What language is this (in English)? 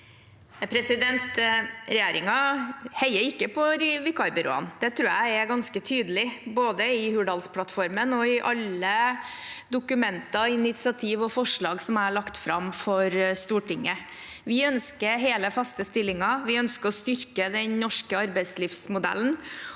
Norwegian